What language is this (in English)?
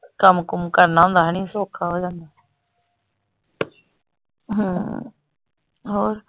Punjabi